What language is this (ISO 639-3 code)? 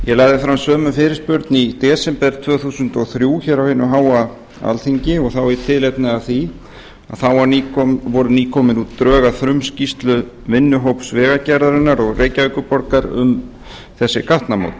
isl